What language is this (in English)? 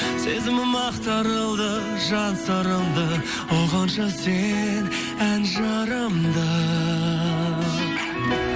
Kazakh